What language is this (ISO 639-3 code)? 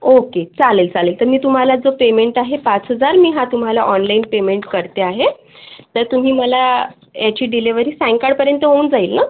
mar